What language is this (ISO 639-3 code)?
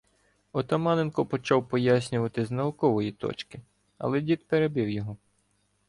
ukr